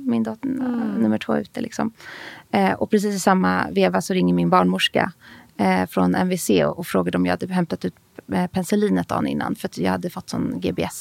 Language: Swedish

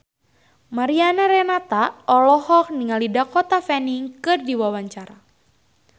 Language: Sundanese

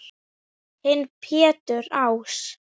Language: Icelandic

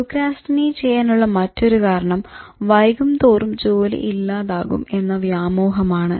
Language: Malayalam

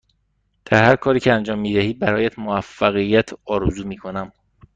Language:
Persian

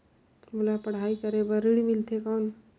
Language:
Chhattisgarhi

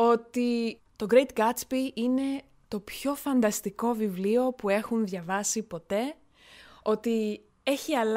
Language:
Greek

